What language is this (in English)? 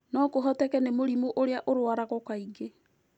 Kikuyu